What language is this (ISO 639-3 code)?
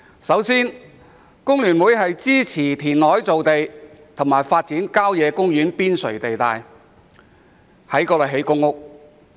yue